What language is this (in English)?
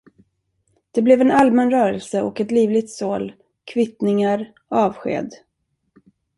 Swedish